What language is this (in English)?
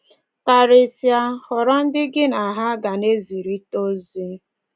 Igbo